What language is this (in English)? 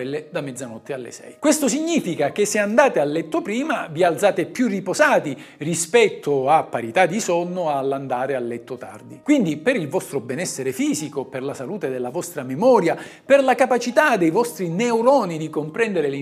Italian